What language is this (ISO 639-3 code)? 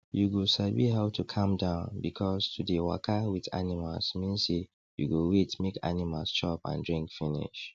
pcm